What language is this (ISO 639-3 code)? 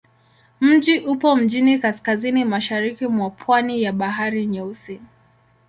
swa